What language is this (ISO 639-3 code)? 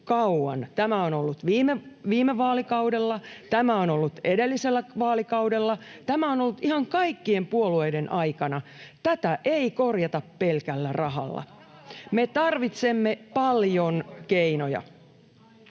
fin